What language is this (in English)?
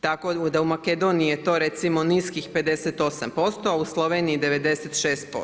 Croatian